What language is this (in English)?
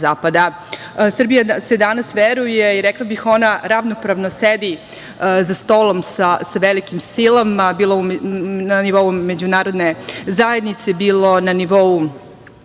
Serbian